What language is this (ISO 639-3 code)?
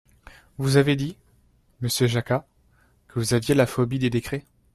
fra